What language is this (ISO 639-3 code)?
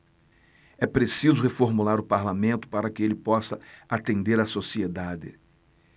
por